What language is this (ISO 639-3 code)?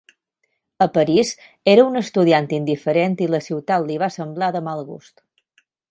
cat